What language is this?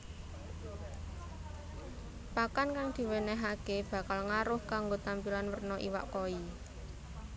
Javanese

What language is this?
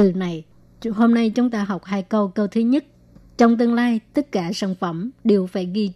Vietnamese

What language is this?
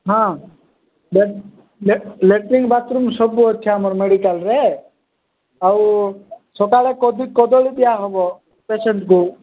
Odia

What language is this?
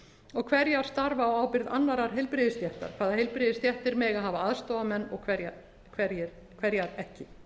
Icelandic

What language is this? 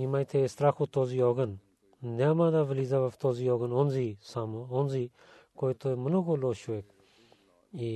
Bulgarian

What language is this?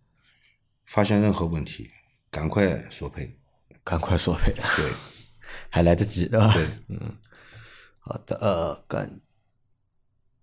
Chinese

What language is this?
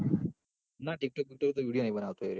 Gujarati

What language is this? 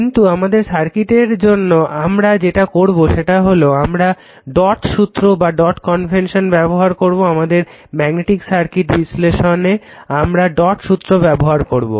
Bangla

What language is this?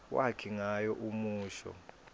Swati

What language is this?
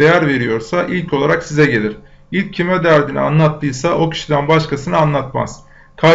Turkish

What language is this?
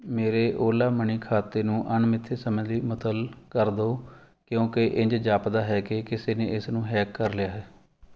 Punjabi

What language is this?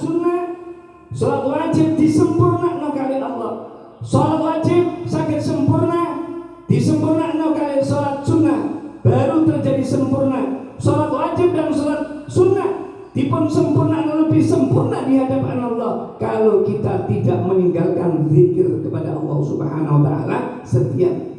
Indonesian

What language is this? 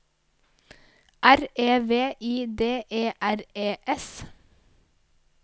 Norwegian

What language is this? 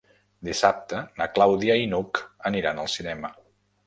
Catalan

